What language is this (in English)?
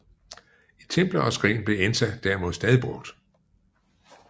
Danish